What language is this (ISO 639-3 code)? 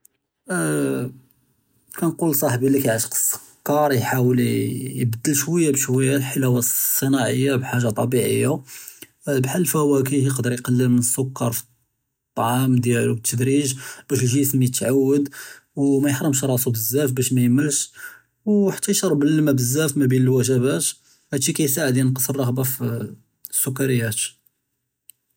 jrb